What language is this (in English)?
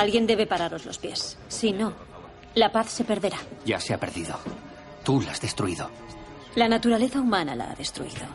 Spanish